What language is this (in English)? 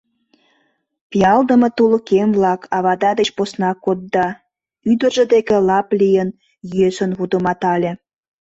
Mari